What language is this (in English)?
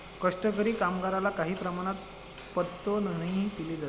Marathi